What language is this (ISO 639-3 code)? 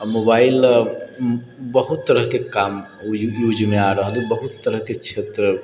mai